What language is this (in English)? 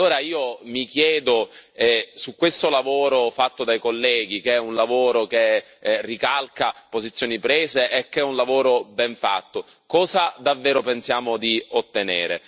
Italian